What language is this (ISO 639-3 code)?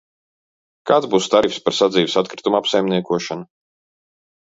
lav